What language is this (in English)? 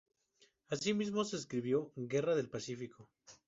Spanish